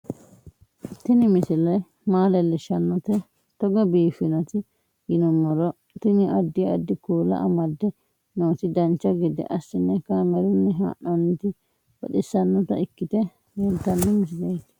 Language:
Sidamo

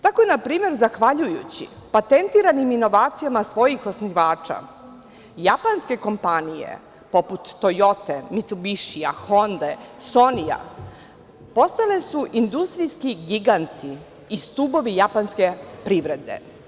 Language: Serbian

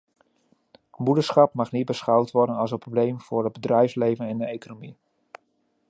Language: Dutch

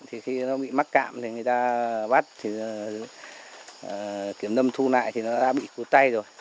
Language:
Vietnamese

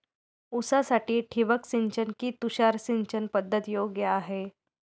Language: Marathi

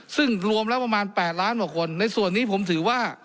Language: Thai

